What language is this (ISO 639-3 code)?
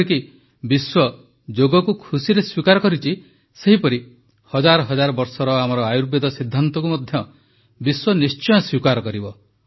ori